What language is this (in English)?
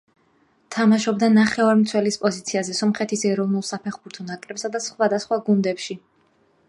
Georgian